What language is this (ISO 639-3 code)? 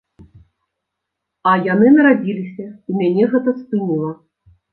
bel